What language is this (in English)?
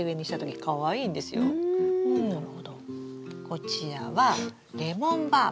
Japanese